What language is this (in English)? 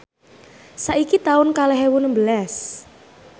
Javanese